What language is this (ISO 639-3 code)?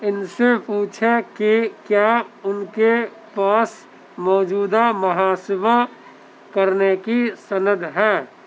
urd